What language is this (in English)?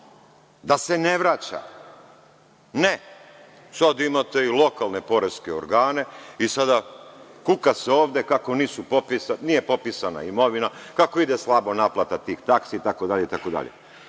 Serbian